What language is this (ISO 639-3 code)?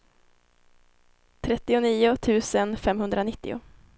swe